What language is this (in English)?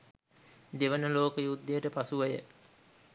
Sinhala